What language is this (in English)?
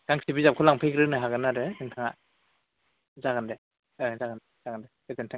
Bodo